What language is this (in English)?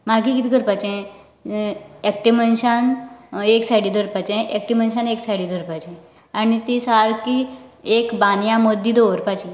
Konkani